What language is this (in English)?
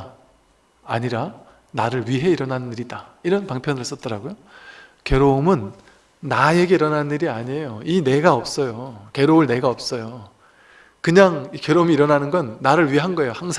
Korean